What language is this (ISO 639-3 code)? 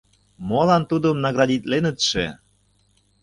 chm